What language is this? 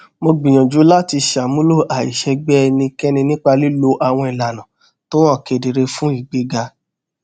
Yoruba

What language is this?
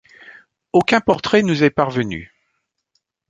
French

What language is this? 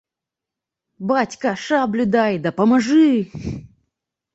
Belarusian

